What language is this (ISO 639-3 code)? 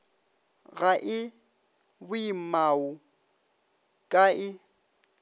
nso